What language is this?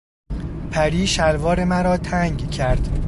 Persian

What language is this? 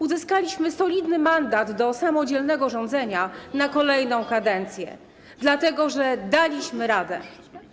Polish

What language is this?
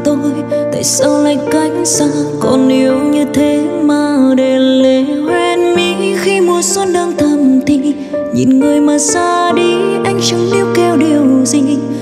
Vietnamese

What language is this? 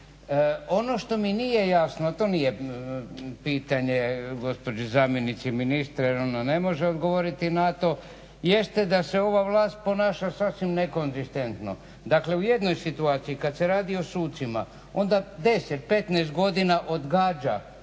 Croatian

